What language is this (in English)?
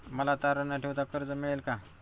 Marathi